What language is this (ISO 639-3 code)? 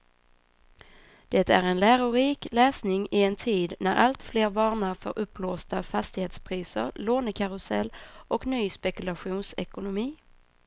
swe